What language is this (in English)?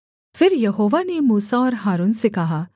Hindi